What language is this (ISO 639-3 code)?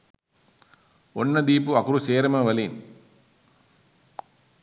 sin